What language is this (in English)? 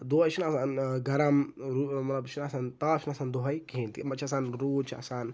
Kashmiri